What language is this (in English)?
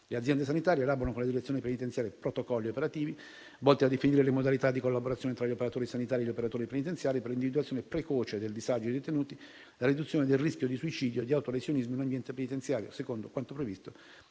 Italian